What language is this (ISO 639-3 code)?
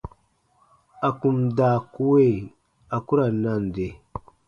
bba